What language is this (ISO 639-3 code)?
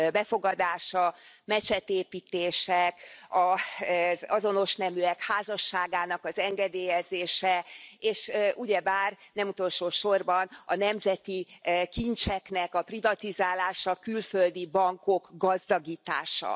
hun